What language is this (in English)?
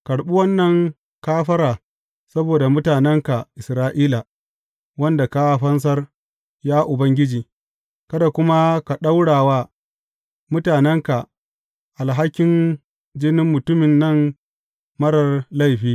Hausa